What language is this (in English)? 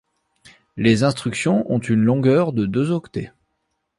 French